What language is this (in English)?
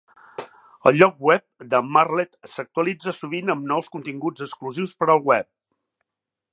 Catalan